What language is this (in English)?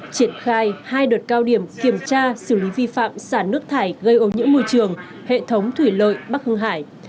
Vietnamese